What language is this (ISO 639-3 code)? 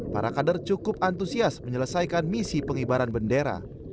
ind